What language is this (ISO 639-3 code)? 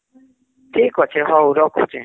ori